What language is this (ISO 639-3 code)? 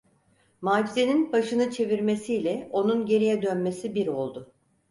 tur